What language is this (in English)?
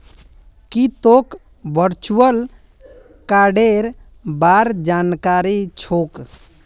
Magahi